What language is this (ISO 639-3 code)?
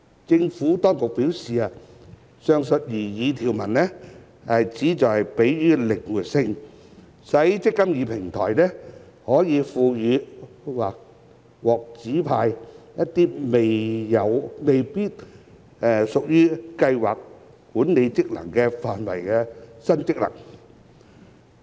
yue